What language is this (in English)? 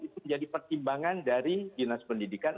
Indonesian